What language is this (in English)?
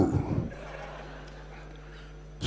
Indonesian